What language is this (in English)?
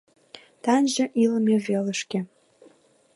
Mari